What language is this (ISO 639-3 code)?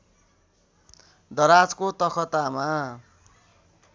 nep